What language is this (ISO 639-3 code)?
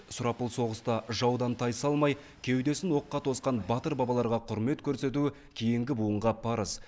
kaz